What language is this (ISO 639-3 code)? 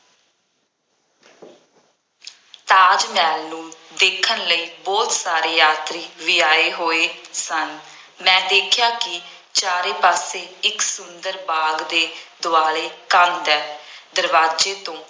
pan